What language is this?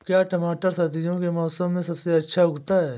Hindi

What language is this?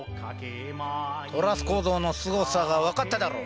Japanese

